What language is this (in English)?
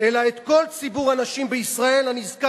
Hebrew